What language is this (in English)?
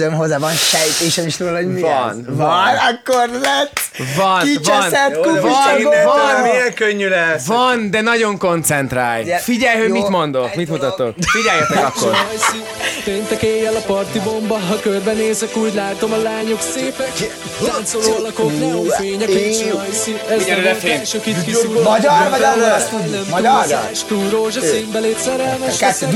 Hungarian